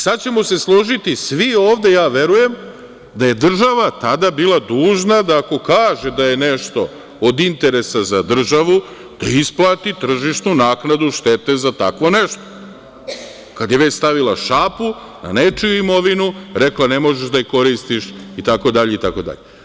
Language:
Serbian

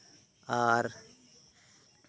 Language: Santali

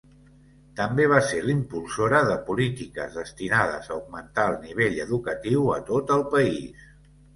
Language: Catalan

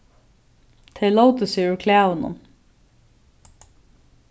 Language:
Faroese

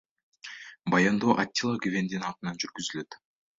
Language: Kyrgyz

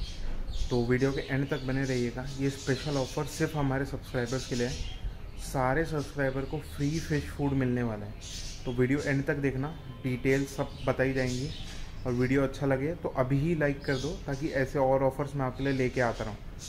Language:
Hindi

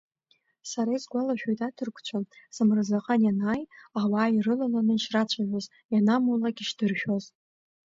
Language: Abkhazian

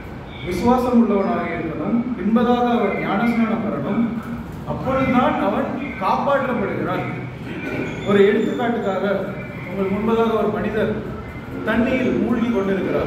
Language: Tamil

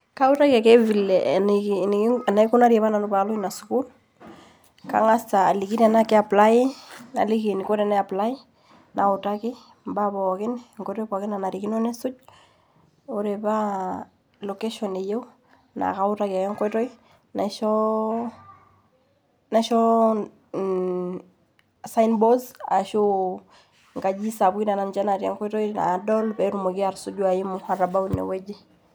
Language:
Masai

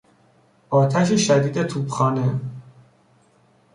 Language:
Persian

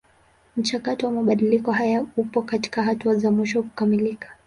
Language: Swahili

